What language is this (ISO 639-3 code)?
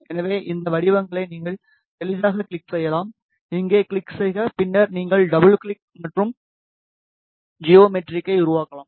tam